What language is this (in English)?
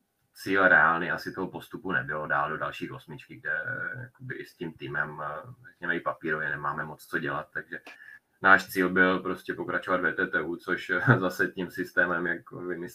Czech